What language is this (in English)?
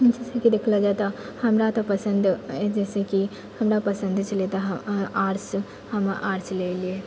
Maithili